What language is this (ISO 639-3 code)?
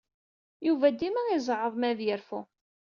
kab